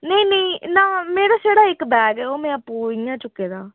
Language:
Dogri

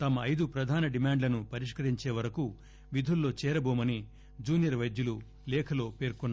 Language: Telugu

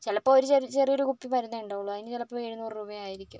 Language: Malayalam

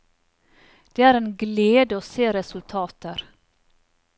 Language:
Norwegian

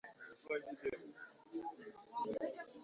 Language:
Swahili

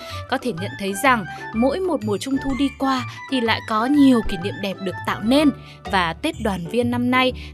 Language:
Vietnamese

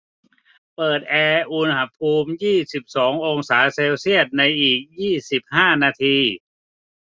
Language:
Thai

